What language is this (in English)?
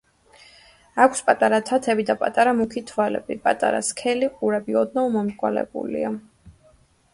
Georgian